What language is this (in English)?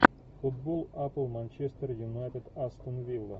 Russian